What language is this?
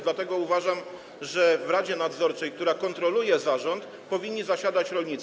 Polish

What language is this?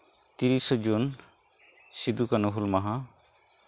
Santali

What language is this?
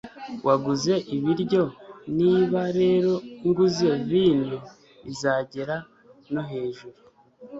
Kinyarwanda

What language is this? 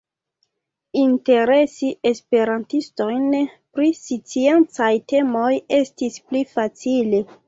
Esperanto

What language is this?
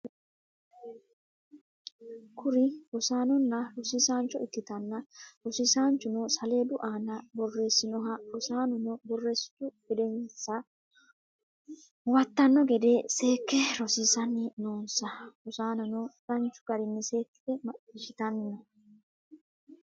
Sidamo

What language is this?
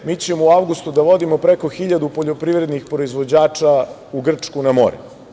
Serbian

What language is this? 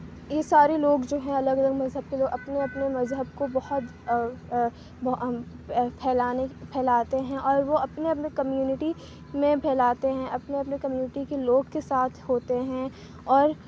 Urdu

